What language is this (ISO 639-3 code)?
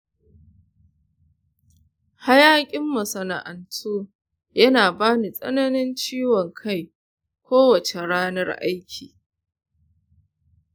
hau